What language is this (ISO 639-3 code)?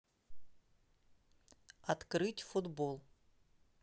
rus